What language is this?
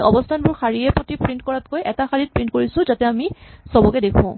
Assamese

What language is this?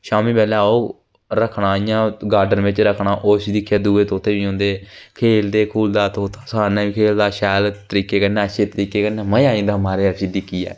Dogri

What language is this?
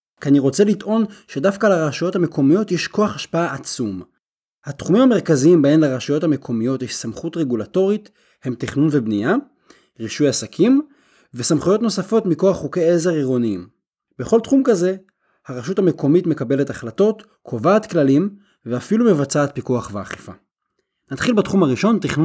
Hebrew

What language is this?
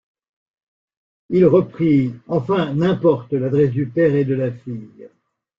French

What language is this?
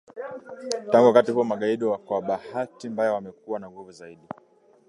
Swahili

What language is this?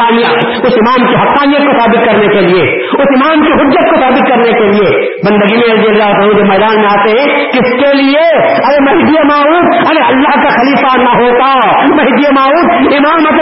Urdu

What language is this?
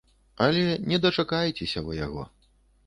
Belarusian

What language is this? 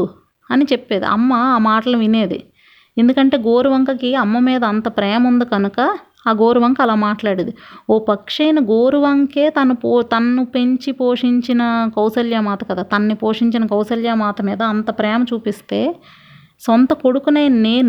Telugu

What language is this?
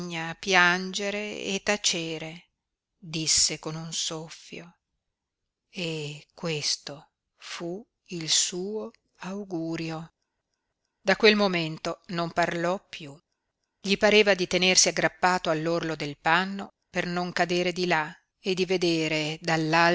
Italian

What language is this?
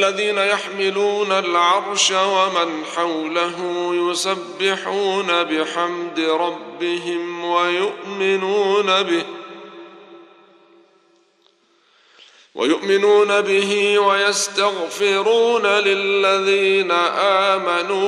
Arabic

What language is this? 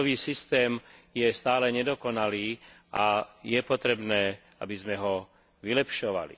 Slovak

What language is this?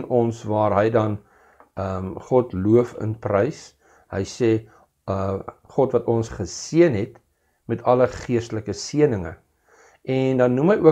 Dutch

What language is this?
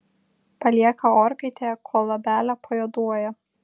Lithuanian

